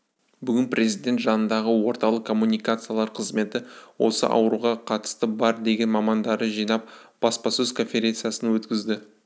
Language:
Kazakh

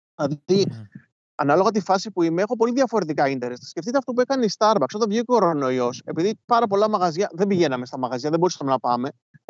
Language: Greek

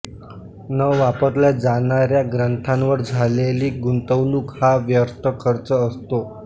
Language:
Marathi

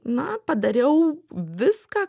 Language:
Lithuanian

